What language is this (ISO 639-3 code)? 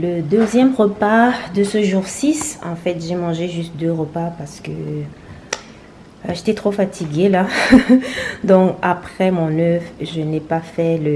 fra